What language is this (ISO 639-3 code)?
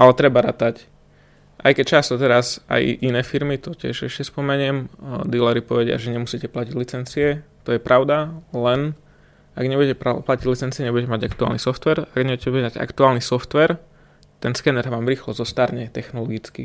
slk